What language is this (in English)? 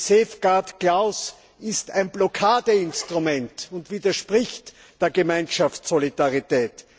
German